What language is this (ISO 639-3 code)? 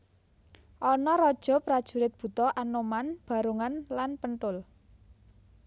jav